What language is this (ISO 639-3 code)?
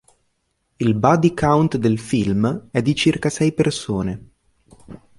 ita